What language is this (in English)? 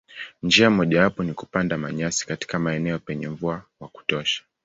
Swahili